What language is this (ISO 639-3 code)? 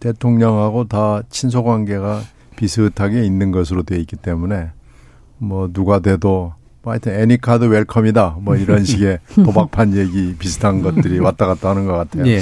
kor